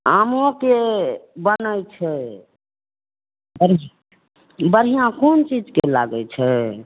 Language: Maithili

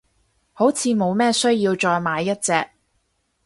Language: Cantonese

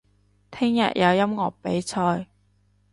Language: Cantonese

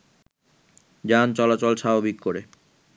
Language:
Bangla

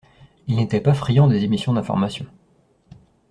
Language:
French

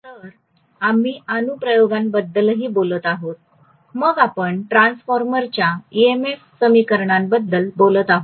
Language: Marathi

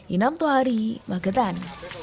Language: Indonesian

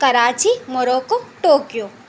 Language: Telugu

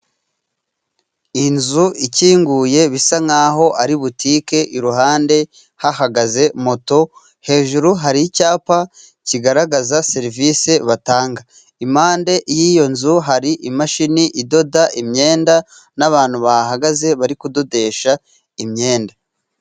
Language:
Kinyarwanda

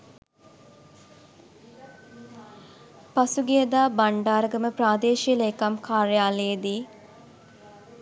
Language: Sinhala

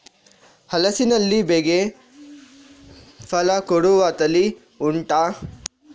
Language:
Kannada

